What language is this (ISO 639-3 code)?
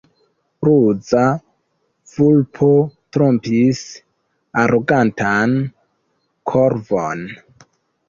epo